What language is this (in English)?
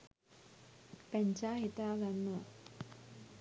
Sinhala